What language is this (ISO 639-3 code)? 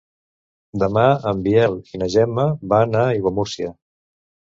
cat